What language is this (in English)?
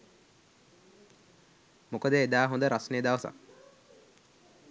Sinhala